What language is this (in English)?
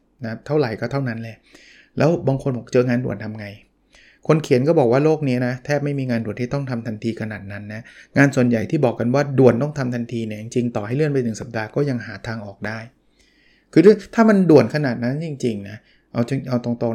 Thai